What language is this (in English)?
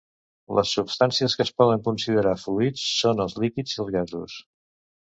Catalan